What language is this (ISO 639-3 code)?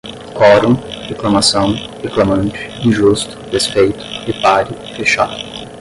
por